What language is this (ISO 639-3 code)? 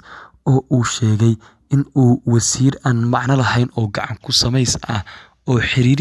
ara